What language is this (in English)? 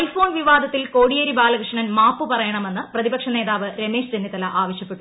Malayalam